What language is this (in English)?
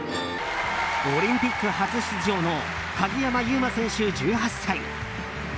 Japanese